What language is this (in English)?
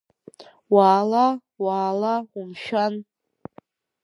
Abkhazian